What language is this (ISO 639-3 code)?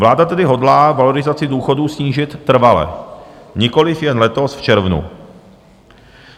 ces